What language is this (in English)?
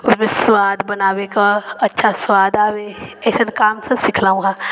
Maithili